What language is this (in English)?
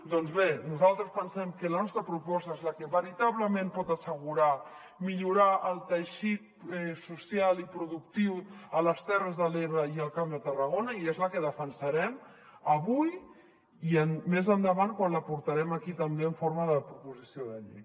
Catalan